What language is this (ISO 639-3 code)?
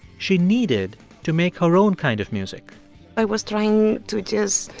eng